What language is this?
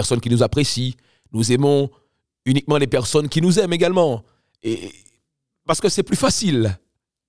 French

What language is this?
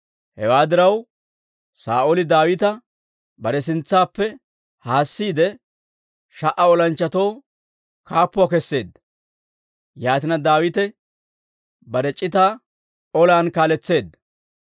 Dawro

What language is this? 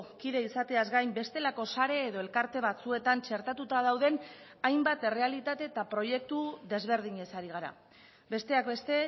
Basque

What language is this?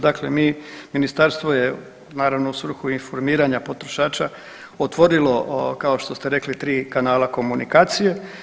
Croatian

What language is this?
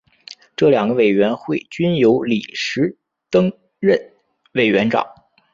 Chinese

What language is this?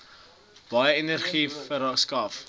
Afrikaans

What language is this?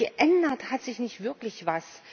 German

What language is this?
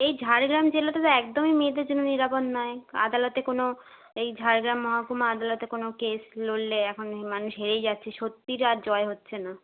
Bangla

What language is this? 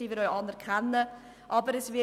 Swiss German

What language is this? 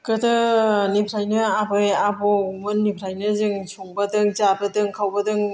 Bodo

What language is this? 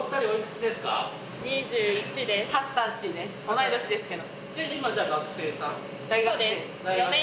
Japanese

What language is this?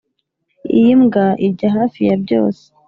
Kinyarwanda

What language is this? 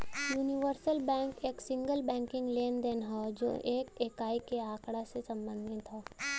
Bhojpuri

